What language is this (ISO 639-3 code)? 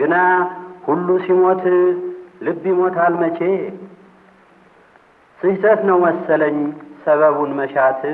amh